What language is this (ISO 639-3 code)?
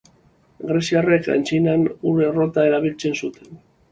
eus